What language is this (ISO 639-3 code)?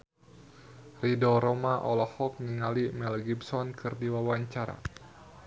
sun